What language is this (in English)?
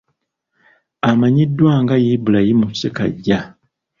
Ganda